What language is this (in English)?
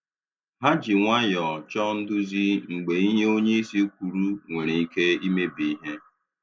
Igbo